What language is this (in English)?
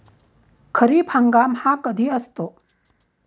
Marathi